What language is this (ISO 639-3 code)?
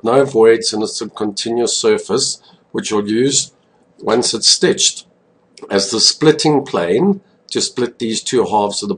eng